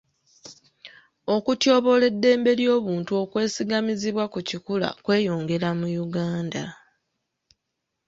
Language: Ganda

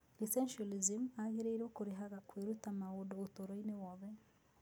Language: Kikuyu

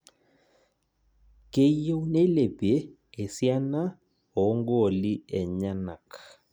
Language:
Masai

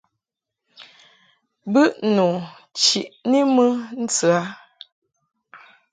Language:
Mungaka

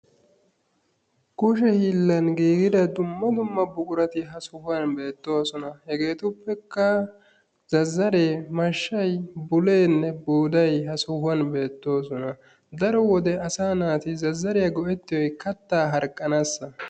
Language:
Wolaytta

